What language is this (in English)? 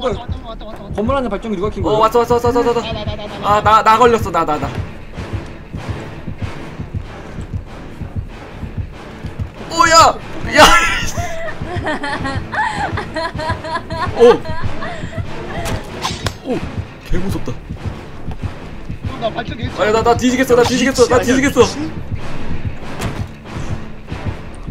Korean